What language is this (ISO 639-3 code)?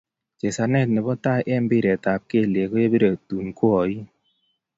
kln